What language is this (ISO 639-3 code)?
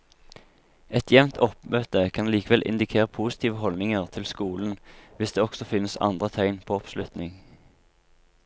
nor